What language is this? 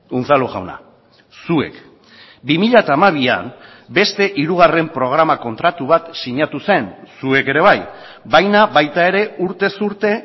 Basque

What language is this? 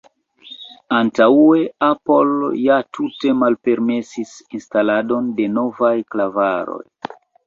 Esperanto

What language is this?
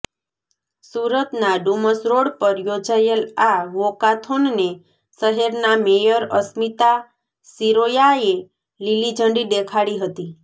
Gujarati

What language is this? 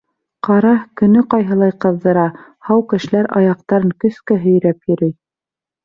Bashkir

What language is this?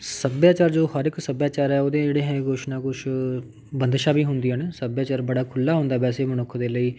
Punjabi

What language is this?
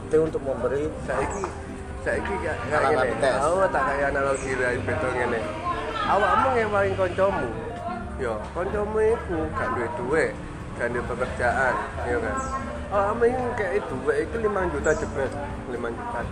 Indonesian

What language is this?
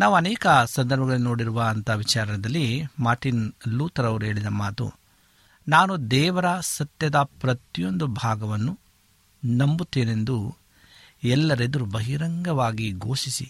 Kannada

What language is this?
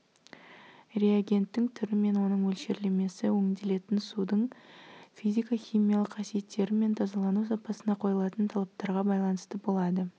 Kazakh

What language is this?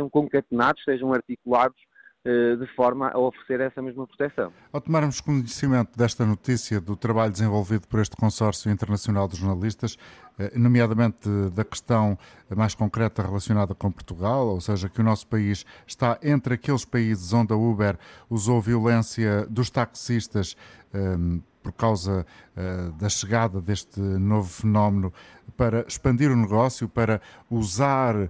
Portuguese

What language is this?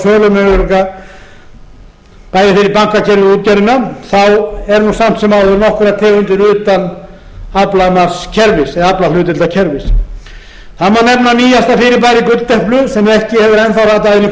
Icelandic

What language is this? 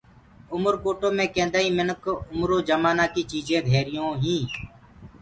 Gurgula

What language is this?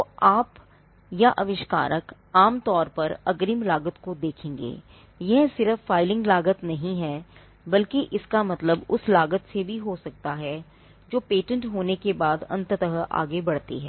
Hindi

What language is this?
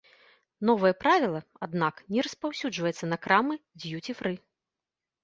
Belarusian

